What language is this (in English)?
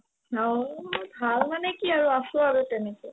Assamese